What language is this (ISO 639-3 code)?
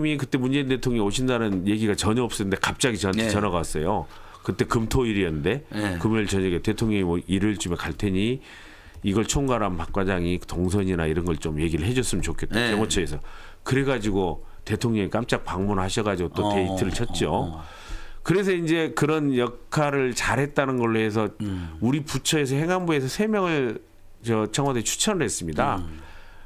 kor